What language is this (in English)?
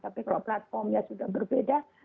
Indonesian